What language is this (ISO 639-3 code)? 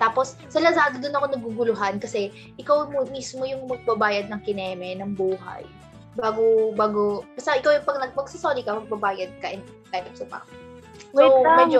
fil